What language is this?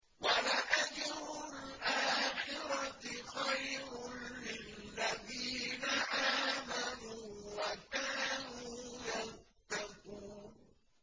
Arabic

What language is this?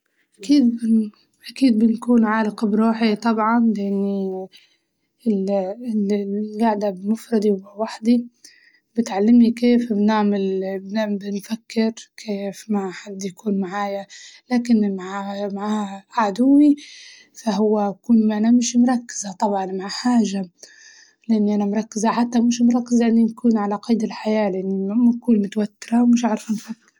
Libyan Arabic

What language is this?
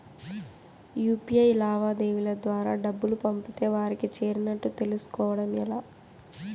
Telugu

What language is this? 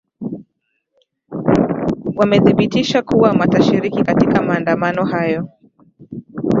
Swahili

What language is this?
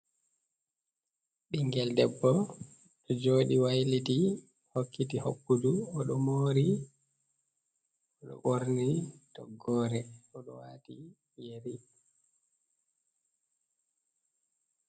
Fula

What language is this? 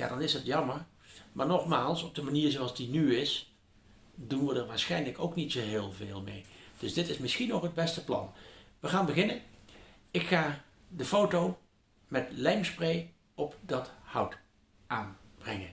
Dutch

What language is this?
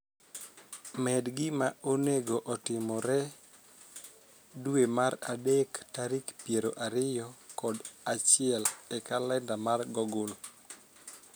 Luo (Kenya and Tanzania)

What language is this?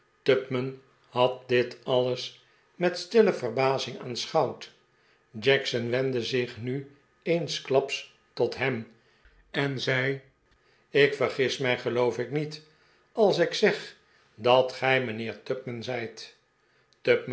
Dutch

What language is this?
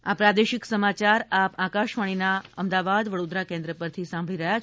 Gujarati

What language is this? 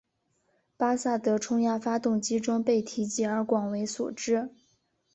Chinese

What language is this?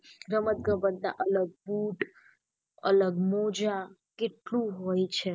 Gujarati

